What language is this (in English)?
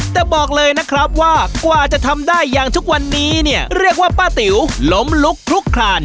Thai